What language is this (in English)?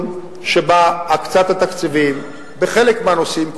Hebrew